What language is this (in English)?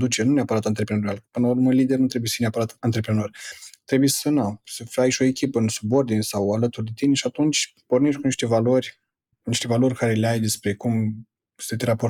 Romanian